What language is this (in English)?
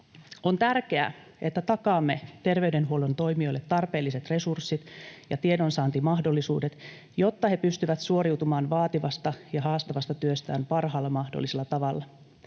Finnish